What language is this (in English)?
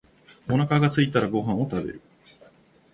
Japanese